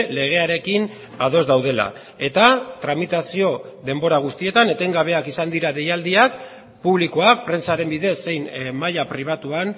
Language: Basque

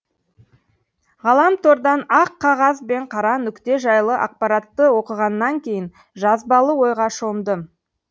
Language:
Kazakh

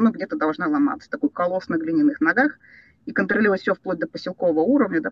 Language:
Russian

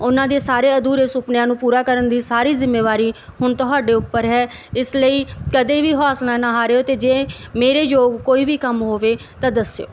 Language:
Punjabi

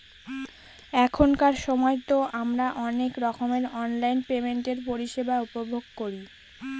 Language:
Bangla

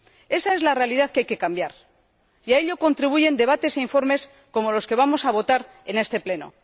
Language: Spanish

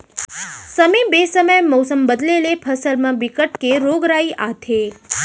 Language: Chhattisgarhi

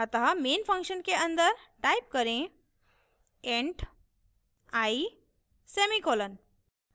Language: Hindi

